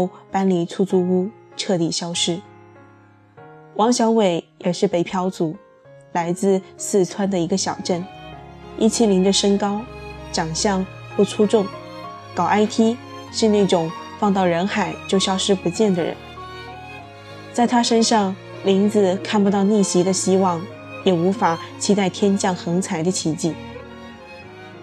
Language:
Chinese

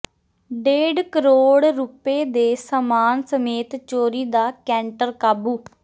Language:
Punjabi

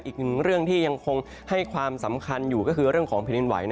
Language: Thai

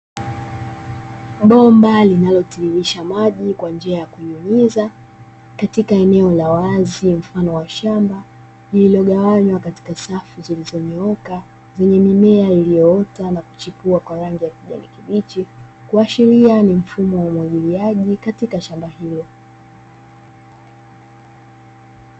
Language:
Swahili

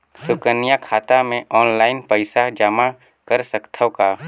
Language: Chhattisgarhi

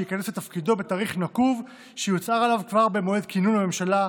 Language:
Hebrew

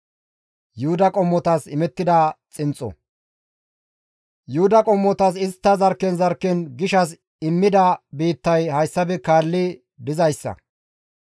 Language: Gamo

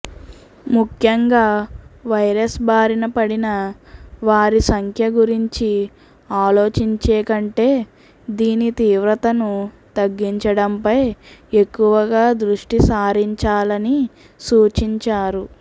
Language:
Telugu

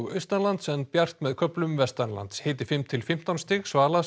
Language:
Icelandic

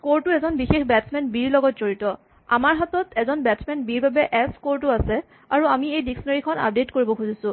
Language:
Assamese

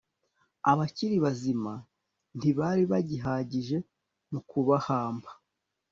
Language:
Kinyarwanda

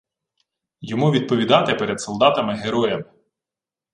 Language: Ukrainian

